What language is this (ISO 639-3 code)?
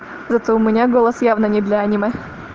rus